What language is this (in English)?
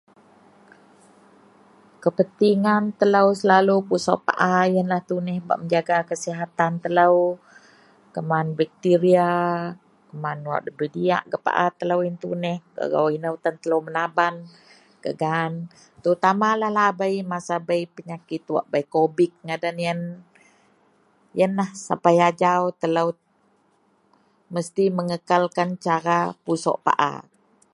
Central Melanau